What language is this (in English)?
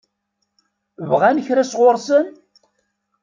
Kabyle